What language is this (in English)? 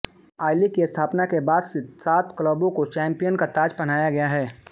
Hindi